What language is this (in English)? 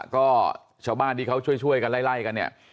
Thai